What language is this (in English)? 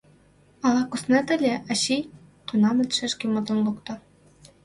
Mari